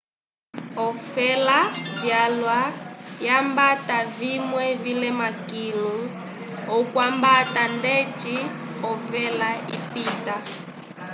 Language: Umbundu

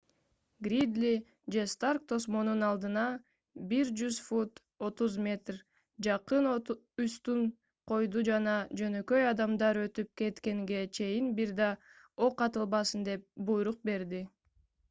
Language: Kyrgyz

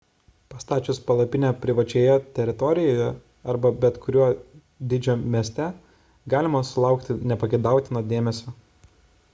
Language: Lithuanian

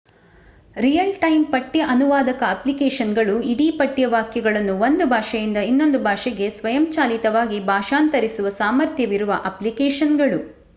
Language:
Kannada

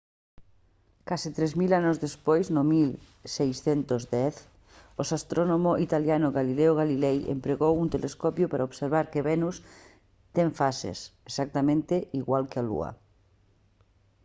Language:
Galician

